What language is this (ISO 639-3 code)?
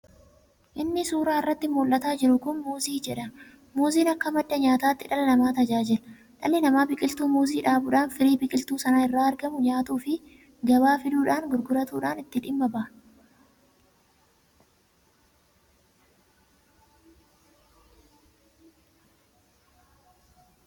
orm